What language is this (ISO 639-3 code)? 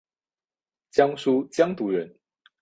zho